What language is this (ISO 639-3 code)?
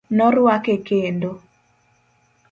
luo